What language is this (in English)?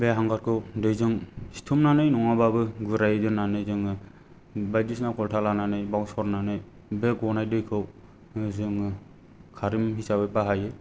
Bodo